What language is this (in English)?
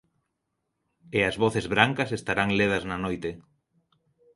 Galician